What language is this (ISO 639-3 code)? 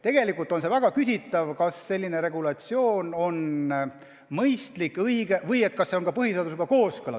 est